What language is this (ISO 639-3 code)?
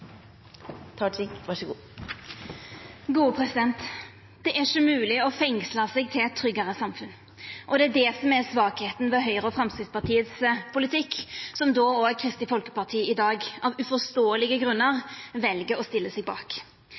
nno